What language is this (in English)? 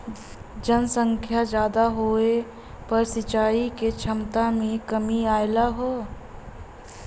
Bhojpuri